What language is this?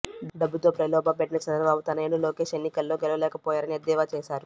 Telugu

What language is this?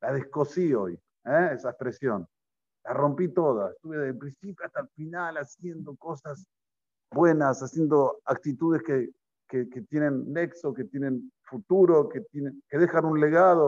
Spanish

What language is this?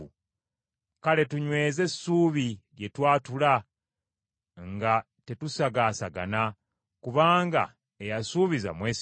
Ganda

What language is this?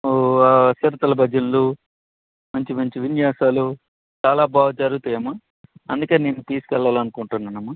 Telugu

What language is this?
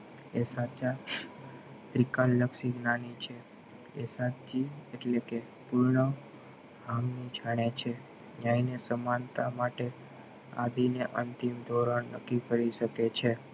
Gujarati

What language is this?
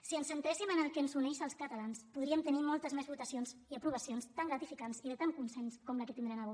Catalan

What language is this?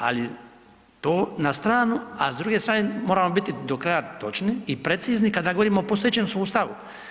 Croatian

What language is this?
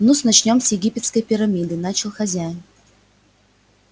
Russian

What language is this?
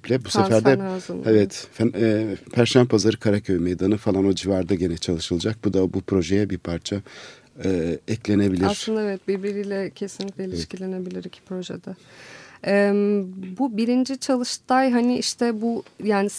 Turkish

